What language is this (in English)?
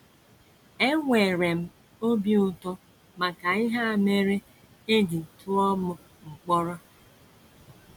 Igbo